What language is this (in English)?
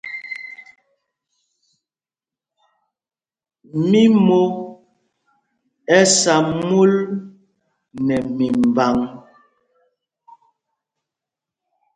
Mpumpong